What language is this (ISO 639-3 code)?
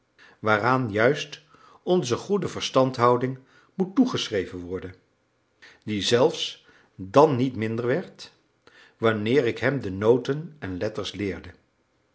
nld